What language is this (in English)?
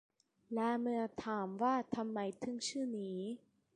Thai